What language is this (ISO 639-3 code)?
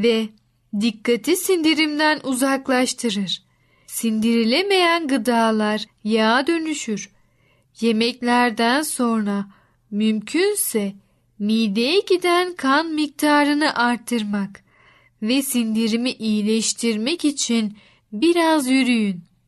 tur